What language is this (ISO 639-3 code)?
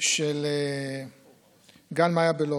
heb